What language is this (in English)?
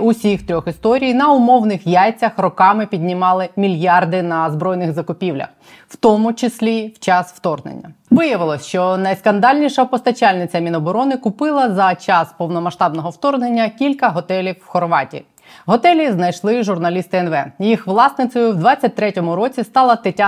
Ukrainian